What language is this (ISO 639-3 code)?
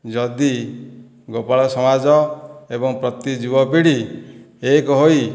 ori